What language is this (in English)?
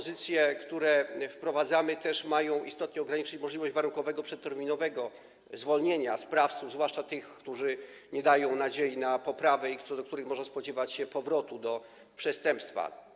Polish